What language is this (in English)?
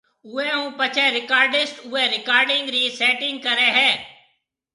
Marwari (Pakistan)